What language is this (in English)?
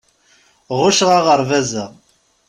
Kabyle